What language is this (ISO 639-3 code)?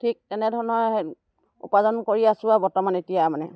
asm